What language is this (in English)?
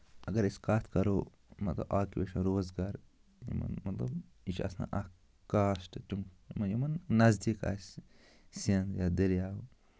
Kashmiri